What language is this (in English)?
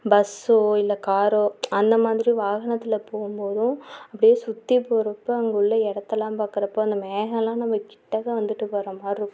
Tamil